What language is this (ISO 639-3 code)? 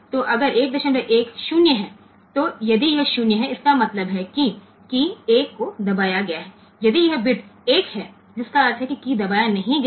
hin